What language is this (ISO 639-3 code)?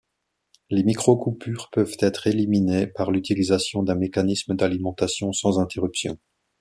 fra